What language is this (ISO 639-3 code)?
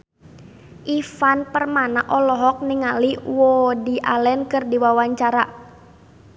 sun